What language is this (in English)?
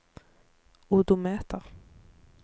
Norwegian